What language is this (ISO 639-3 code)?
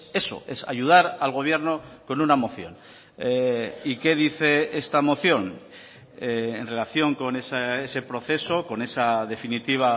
spa